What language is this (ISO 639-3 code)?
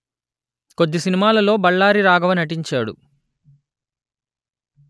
tel